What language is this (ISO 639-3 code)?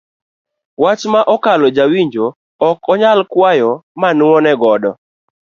luo